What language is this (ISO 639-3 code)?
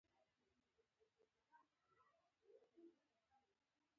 pus